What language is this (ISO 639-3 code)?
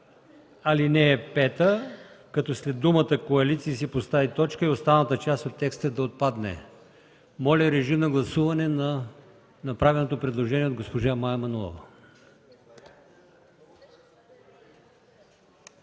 bul